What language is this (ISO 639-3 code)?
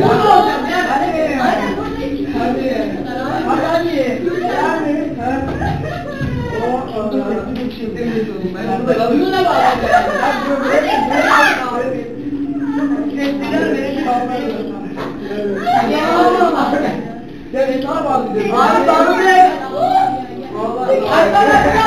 tur